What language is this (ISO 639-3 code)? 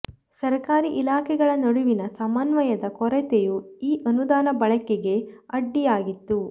kan